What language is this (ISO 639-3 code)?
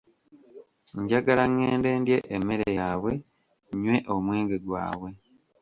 lug